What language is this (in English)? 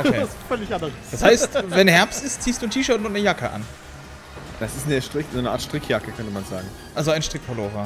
German